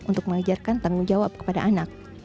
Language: Indonesian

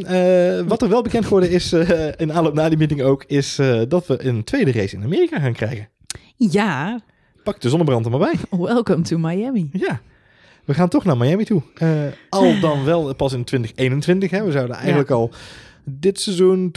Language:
Dutch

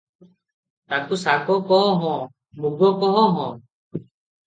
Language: Odia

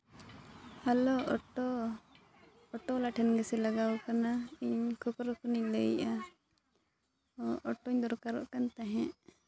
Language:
Santali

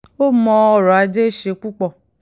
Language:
Yoruba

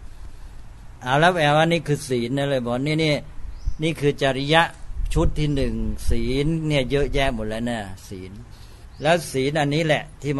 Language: Thai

